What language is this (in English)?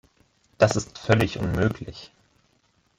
German